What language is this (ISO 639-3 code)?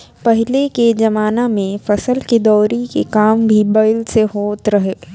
bho